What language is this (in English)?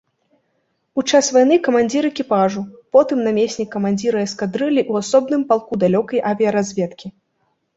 Belarusian